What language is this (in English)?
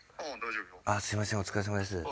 Japanese